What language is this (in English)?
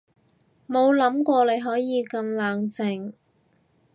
Cantonese